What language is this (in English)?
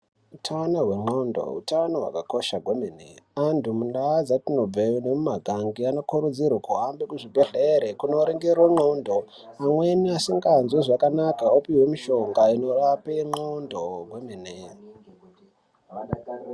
Ndau